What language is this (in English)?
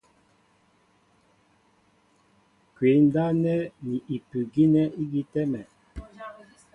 Mbo (Cameroon)